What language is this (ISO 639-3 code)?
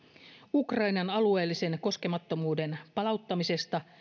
fin